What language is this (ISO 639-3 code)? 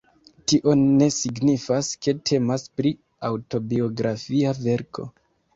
epo